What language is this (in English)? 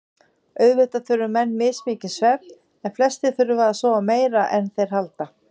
Icelandic